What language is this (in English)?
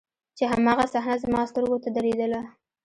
Pashto